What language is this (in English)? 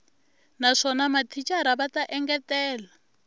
Tsonga